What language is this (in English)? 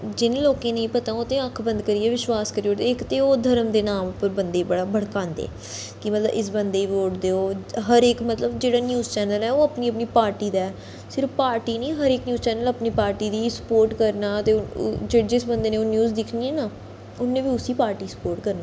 Dogri